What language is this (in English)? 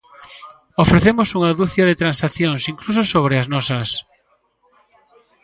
Galician